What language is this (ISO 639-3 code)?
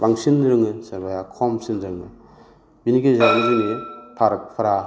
brx